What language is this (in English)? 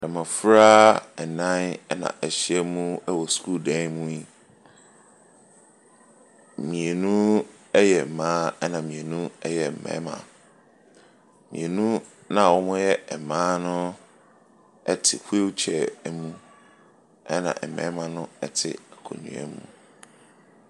Akan